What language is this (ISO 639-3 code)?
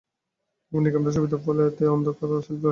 ben